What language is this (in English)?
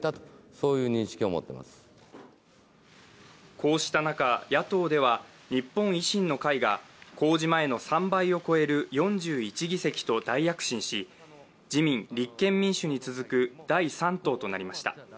Japanese